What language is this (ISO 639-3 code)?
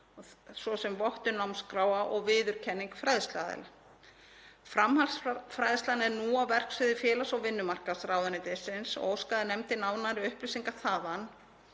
isl